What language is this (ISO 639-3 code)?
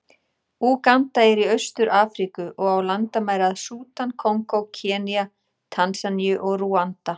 isl